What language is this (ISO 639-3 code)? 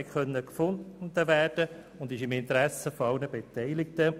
gsw